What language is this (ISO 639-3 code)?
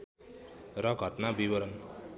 nep